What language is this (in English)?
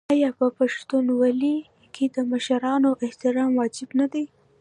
Pashto